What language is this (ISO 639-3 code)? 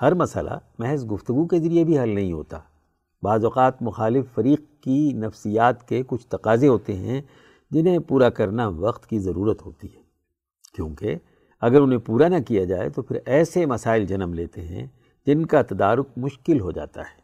urd